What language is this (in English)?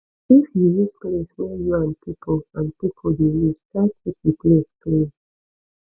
Nigerian Pidgin